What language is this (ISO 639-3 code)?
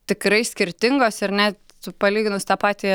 lit